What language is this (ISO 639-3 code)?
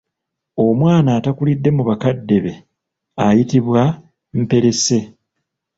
lug